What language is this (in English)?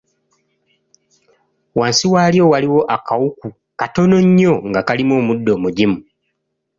Ganda